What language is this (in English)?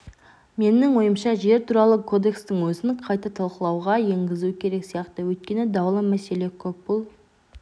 Kazakh